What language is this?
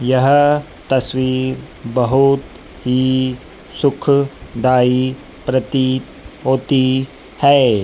Hindi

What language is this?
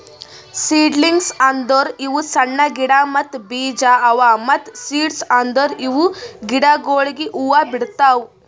Kannada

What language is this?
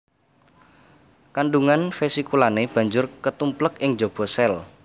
Javanese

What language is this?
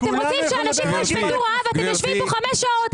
Hebrew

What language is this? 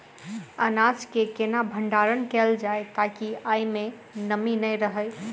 Maithili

